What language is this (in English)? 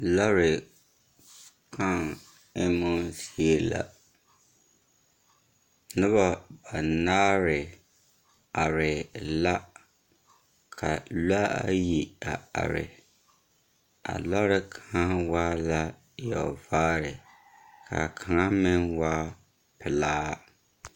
Southern Dagaare